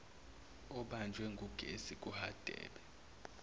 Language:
Zulu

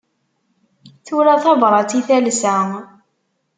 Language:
Kabyle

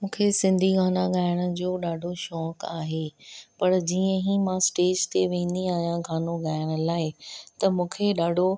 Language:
Sindhi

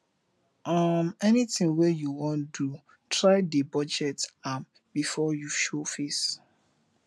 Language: Nigerian Pidgin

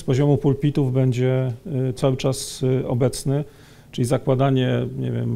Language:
Polish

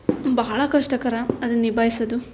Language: Kannada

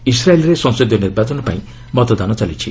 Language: Odia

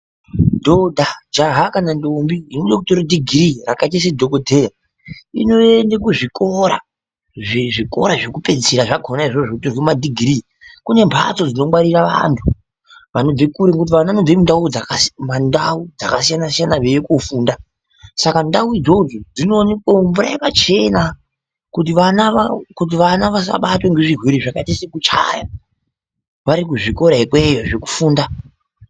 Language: Ndau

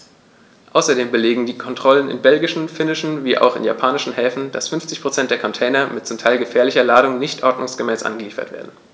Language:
German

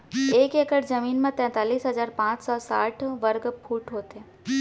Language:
Chhattisgarhi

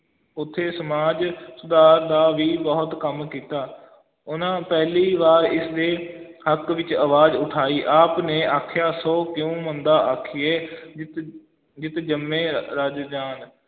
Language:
Punjabi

